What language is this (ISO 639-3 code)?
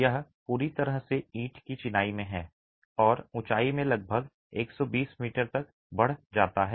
hin